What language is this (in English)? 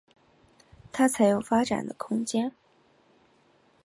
Chinese